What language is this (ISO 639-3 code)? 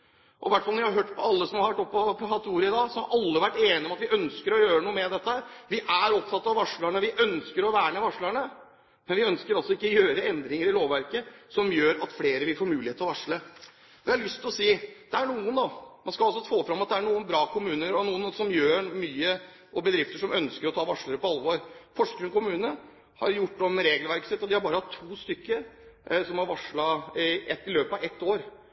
nob